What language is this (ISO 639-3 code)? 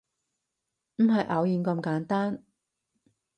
yue